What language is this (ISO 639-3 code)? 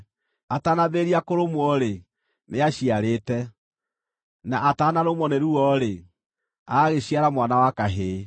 kik